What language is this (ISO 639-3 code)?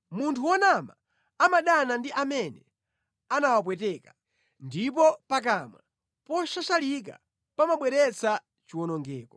nya